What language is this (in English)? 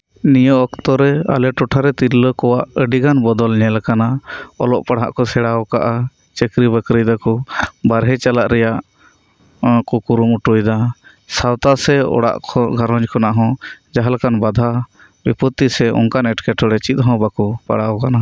Santali